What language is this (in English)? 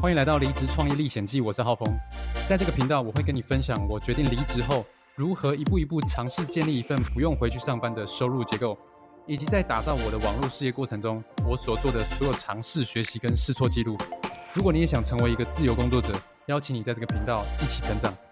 Chinese